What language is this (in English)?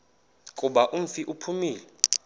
Xhosa